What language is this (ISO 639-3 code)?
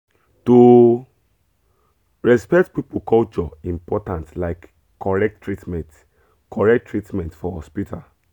pcm